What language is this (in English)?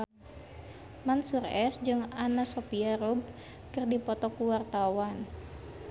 Sundanese